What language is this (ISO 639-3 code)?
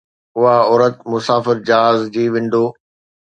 snd